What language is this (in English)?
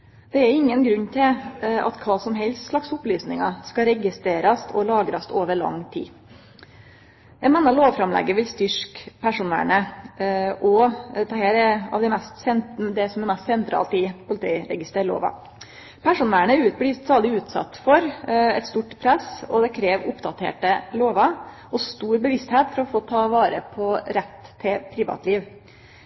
Norwegian Nynorsk